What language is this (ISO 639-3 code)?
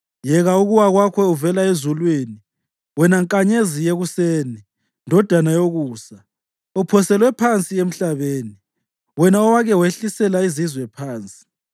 nde